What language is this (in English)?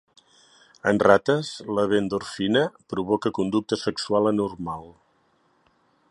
Catalan